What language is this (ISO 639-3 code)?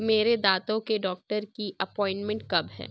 urd